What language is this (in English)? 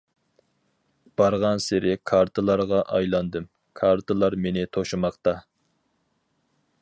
Uyghur